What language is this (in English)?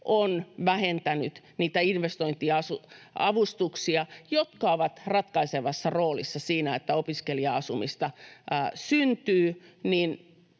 Finnish